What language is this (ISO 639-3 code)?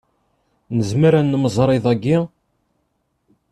kab